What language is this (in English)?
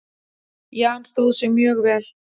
Icelandic